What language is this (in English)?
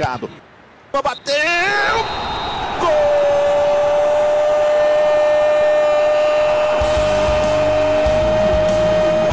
Portuguese